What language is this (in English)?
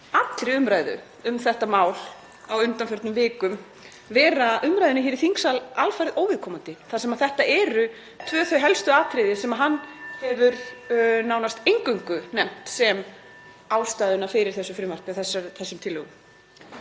Icelandic